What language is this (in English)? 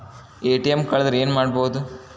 Kannada